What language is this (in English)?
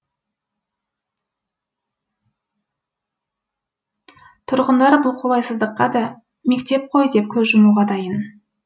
Kazakh